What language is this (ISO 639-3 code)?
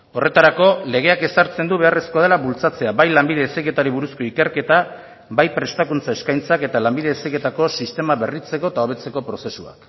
eus